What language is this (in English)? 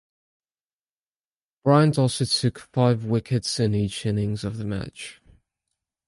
English